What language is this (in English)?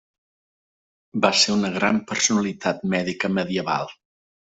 Catalan